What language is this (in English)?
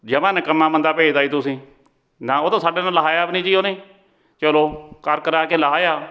Punjabi